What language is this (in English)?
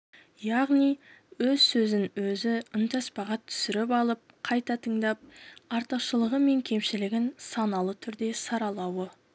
Kazakh